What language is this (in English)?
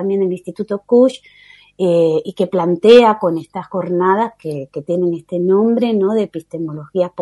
Spanish